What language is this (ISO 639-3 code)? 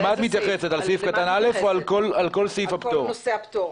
heb